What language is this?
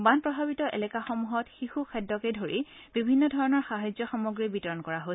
Assamese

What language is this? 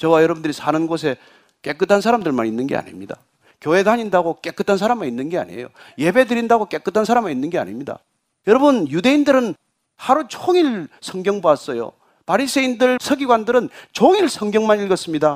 Korean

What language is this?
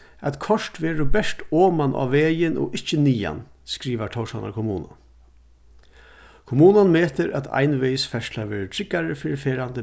Faroese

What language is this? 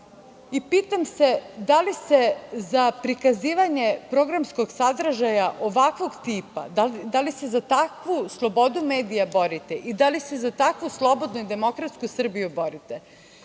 Serbian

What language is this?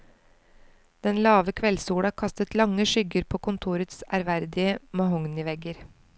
Norwegian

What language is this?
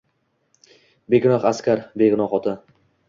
Uzbek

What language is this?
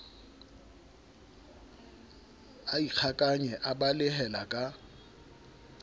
Southern Sotho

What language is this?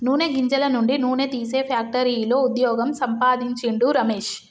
Telugu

